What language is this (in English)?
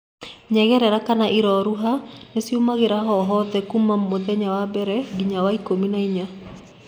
Kikuyu